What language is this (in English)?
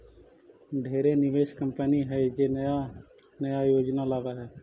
Magahi